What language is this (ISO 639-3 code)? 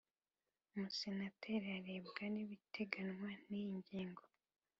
kin